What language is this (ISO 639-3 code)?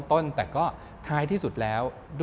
tha